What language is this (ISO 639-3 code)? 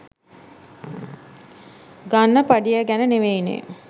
sin